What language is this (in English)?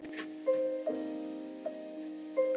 Icelandic